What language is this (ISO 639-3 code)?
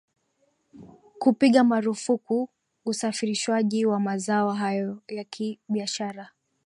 swa